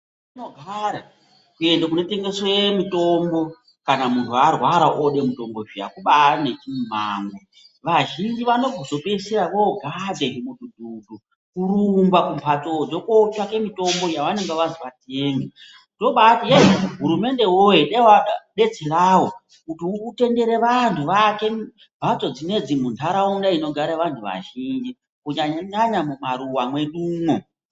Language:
Ndau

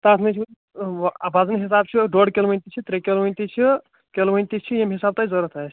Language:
Kashmiri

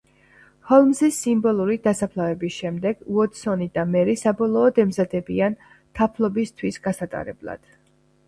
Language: Georgian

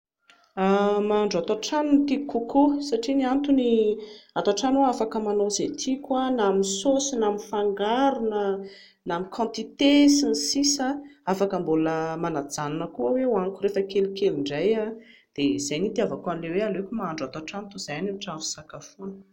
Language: Malagasy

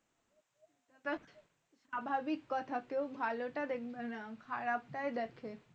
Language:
Bangla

